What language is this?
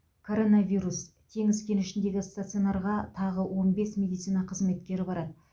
Kazakh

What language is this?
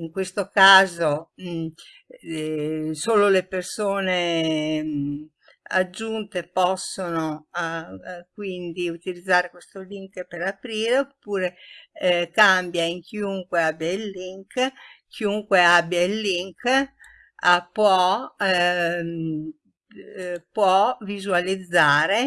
Italian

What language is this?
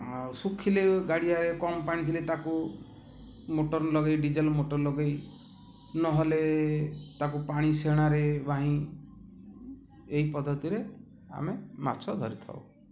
Odia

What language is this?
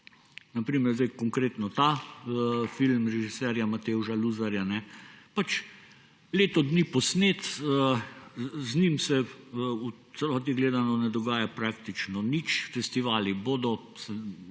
Slovenian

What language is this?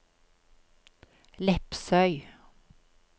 Norwegian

